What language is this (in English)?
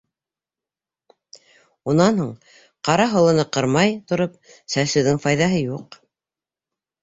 Bashkir